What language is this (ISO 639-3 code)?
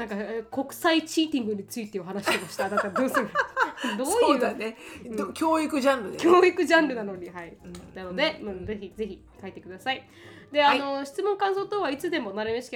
jpn